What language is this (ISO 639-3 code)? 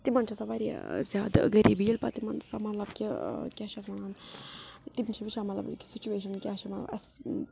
kas